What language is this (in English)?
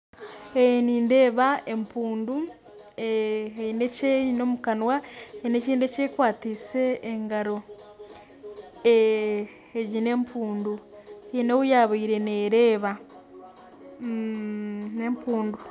Nyankole